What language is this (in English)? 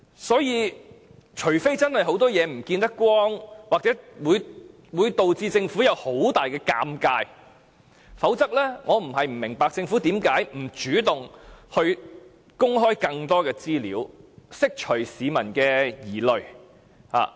Cantonese